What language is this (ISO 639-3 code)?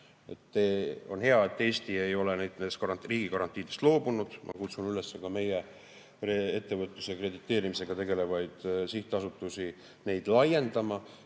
est